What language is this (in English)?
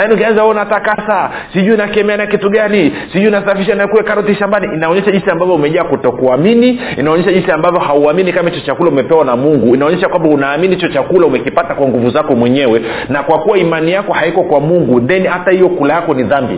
Swahili